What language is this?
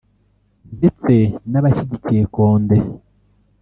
Kinyarwanda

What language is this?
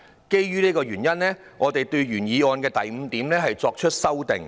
Cantonese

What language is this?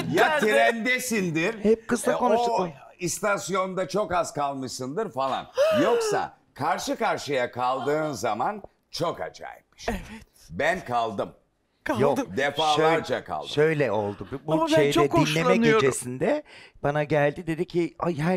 Turkish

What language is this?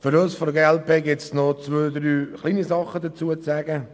Swiss German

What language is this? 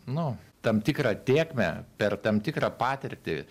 Lithuanian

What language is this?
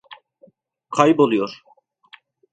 Turkish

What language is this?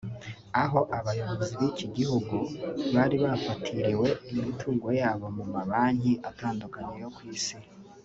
Kinyarwanda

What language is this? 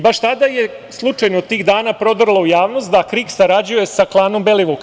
Serbian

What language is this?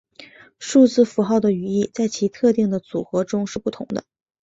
Chinese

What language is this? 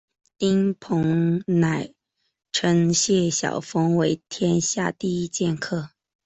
Chinese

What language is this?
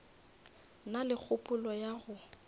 Northern Sotho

